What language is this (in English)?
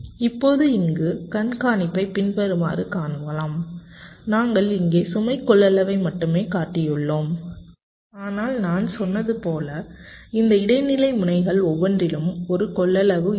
Tamil